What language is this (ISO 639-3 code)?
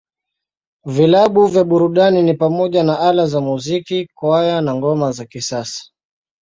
swa